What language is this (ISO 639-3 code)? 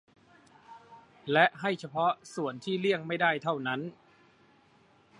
tha